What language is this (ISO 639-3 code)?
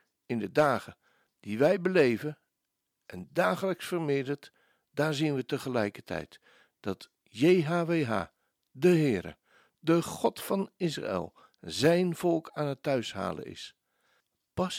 nld